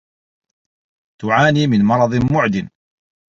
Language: Arabic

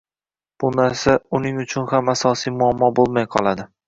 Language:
Uzbek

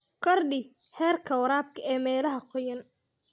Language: Somali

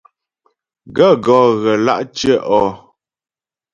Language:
Ghomala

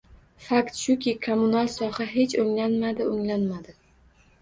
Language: Uzbek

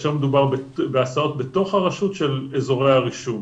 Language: Hebrew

